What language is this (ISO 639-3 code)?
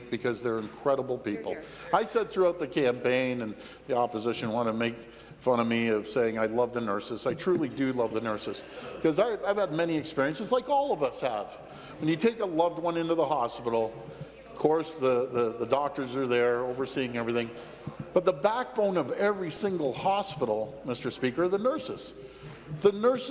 eng